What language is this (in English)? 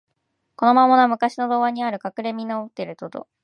Japanese